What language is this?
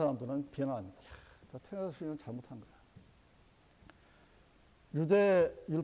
Korean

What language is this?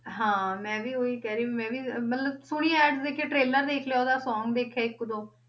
Punjabi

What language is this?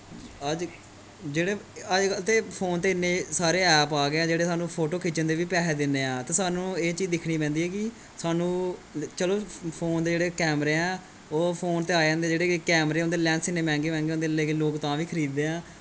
Dogri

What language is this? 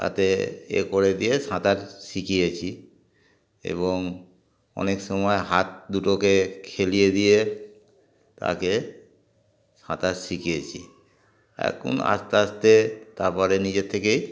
Bangla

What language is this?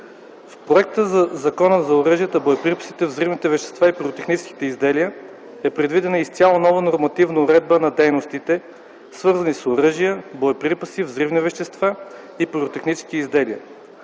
Bulgarian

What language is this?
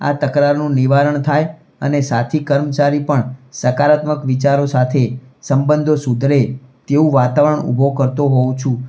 Gujarati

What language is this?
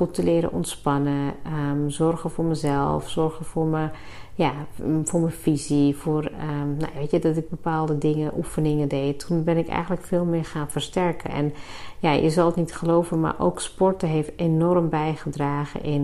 Dutch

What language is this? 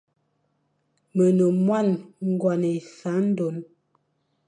Fang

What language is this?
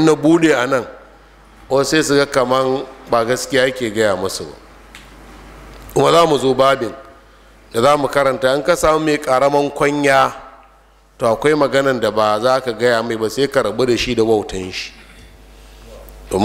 Arabic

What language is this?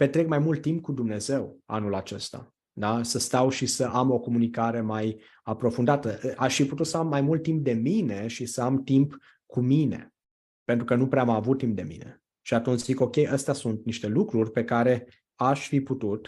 Romanian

